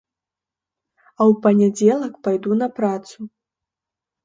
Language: Belarusian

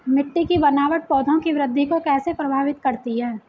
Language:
Hindi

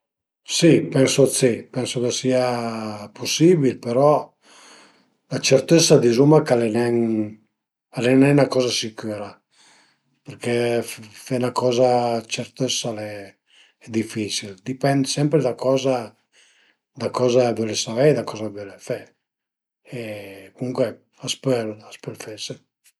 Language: Piedmontese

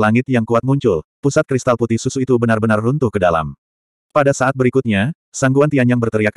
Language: Indonesian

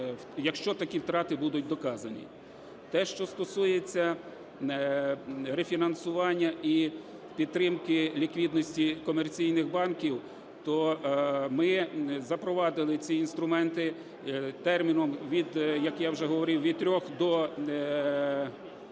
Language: Ukrainian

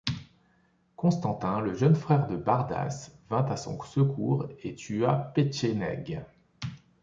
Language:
French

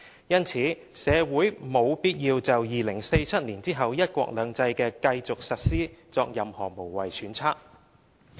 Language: Cantonese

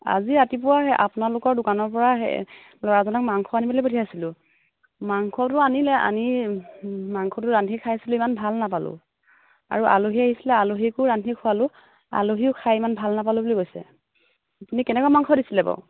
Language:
Assamese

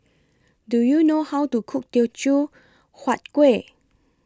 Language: English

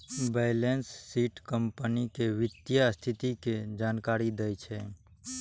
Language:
Maithili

